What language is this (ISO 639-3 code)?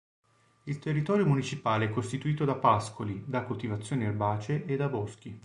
ita